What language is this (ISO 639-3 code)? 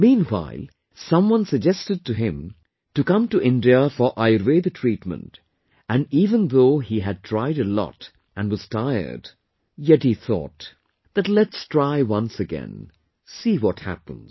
eng